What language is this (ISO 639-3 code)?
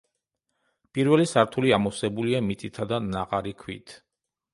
kat